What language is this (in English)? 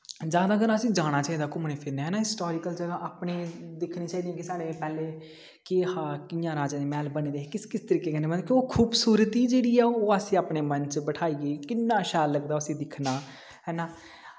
Dogri